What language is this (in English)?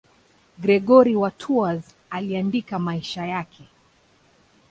Swahili